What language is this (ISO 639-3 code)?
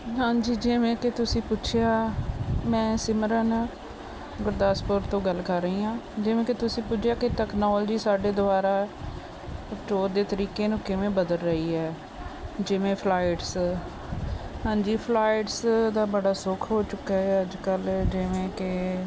pan